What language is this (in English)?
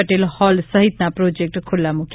Gujarati